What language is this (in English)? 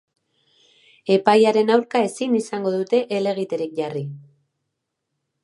Basque